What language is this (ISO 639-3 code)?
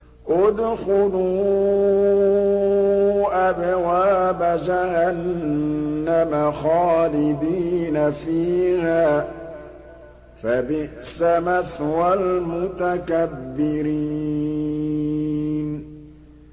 ara